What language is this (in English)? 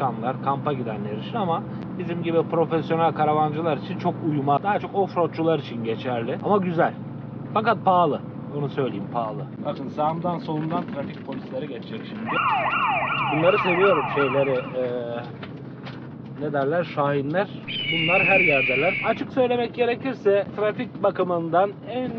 Turkish